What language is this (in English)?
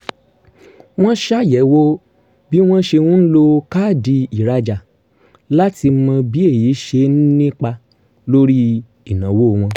Yoruba